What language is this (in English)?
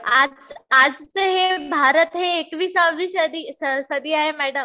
Marathi